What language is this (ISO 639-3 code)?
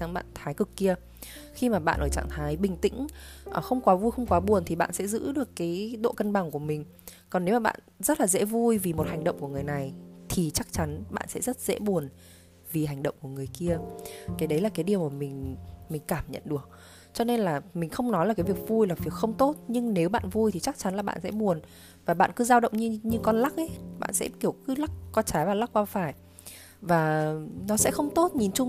vie